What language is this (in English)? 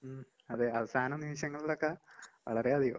Malayalam